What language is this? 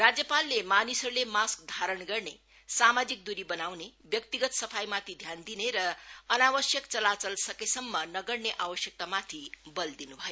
Nepali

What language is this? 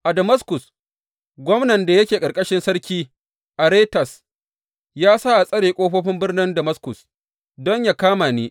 Hausa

